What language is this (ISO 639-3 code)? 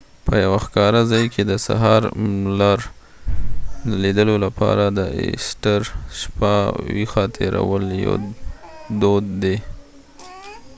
pus